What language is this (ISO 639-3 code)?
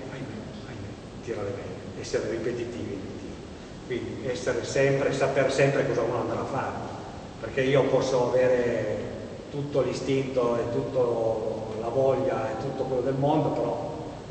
ita